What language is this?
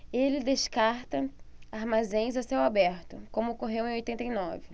Portuguese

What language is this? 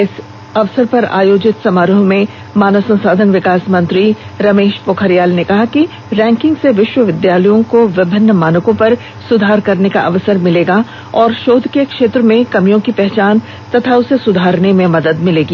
Hindi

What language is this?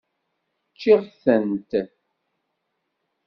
Kabyle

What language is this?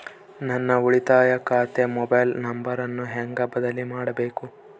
Kannada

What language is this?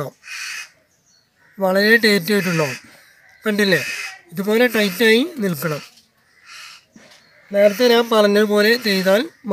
Turkish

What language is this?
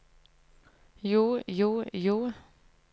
Norwegian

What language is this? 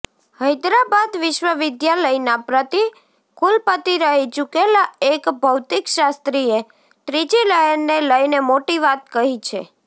Gujarati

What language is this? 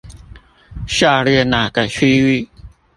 Chinese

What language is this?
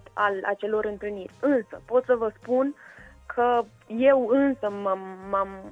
Romanian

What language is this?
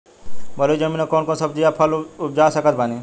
Bhojpuri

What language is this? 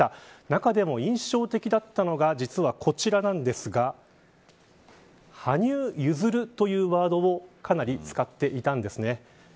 Japanese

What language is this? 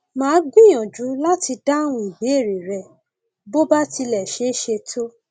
Yoruba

